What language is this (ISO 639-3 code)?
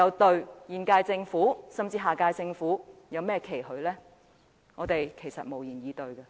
yue